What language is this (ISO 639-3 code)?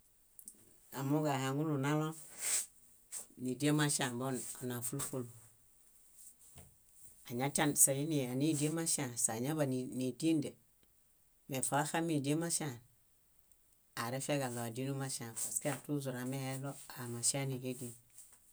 bda